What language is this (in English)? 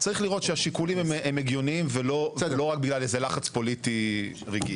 Hebrew